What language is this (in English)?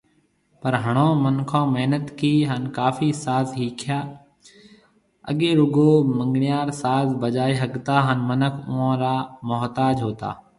Marwari (Pakistan)